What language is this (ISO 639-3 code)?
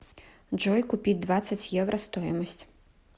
rus